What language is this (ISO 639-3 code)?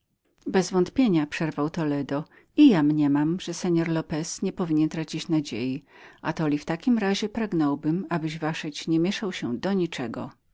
pol